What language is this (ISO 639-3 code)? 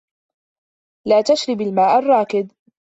ara